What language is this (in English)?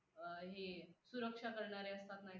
Marathi